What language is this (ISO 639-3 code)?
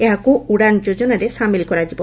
ori